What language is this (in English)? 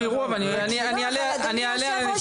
Hebrew